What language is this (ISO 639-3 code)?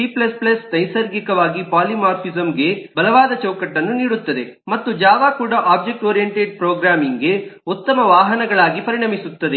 kan